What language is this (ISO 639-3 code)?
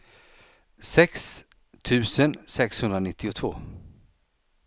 swe